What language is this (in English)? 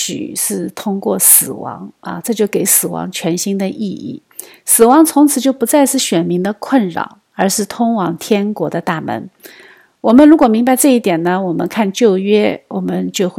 Chinese